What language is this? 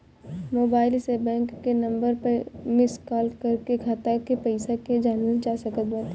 Bhojpuri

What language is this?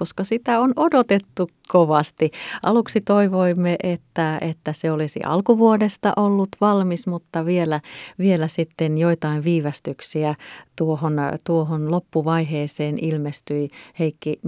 Finnish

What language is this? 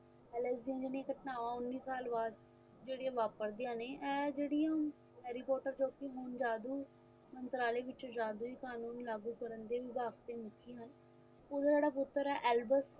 Punjabi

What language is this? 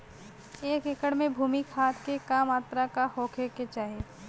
Bhojpuri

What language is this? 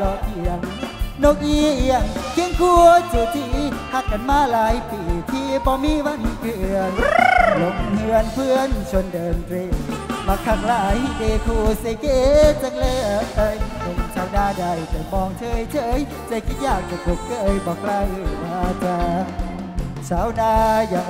Thai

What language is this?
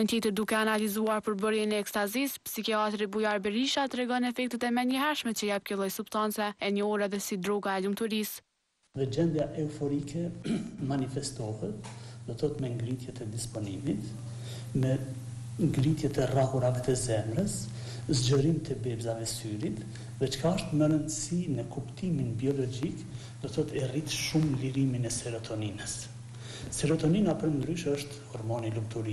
Romanian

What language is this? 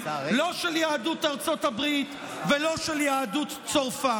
Hebrew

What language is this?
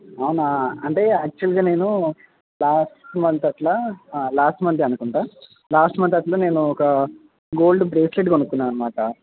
Telugu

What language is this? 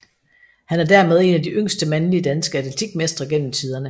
Danish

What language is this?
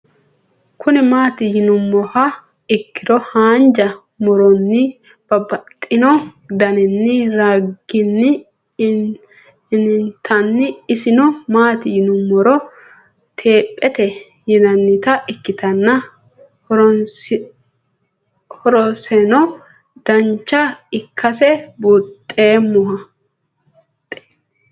Sidamo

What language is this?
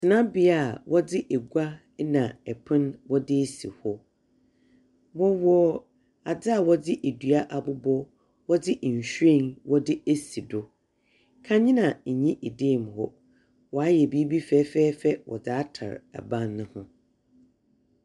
Akan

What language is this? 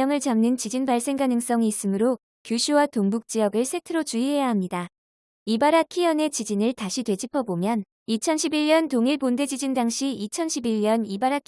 Korean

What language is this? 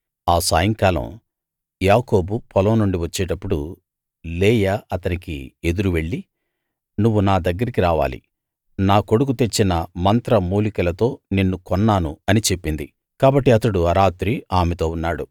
Telugu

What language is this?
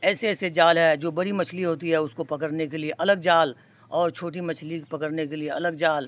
Urdu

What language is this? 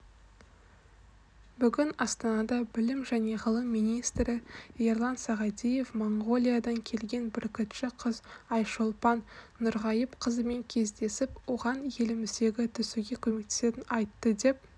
Kazakh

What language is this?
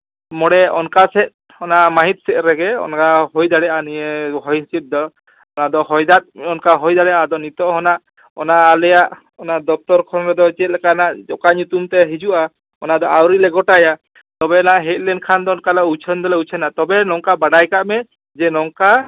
Santali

